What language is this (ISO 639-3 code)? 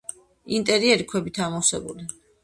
kat